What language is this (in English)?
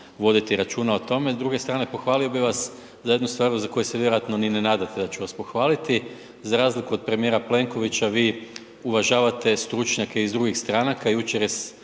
Croatian